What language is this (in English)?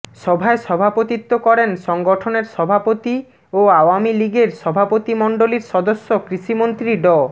Bangla